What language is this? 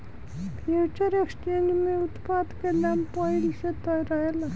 Bhojpuri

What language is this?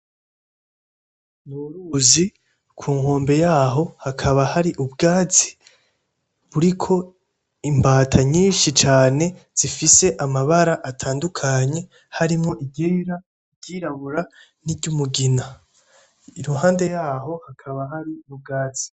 Rundi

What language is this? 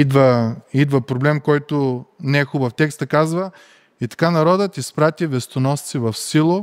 Bulgarian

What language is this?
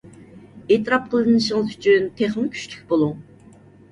Uyghur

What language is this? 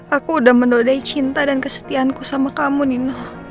Indonesian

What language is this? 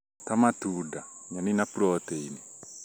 Kikuyu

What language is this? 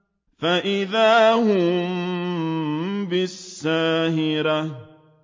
Arabic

